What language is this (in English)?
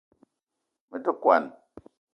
Eton (Cameroon)